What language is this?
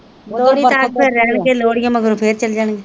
Punjabi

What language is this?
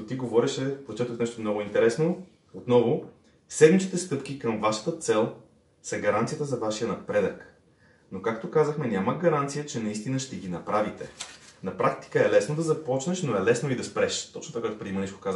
Bulgarian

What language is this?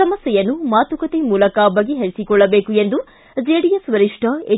Kannada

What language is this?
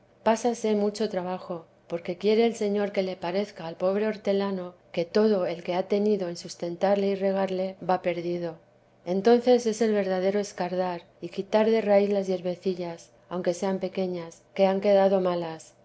Spanish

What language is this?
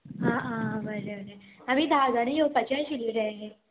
Konkani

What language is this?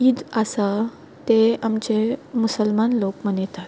Konkani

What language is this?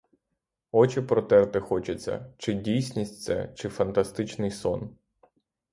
Ukrainian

